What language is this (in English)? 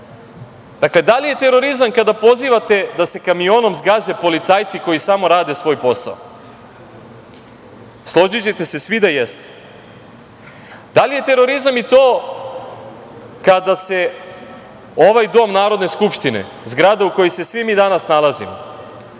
Serbian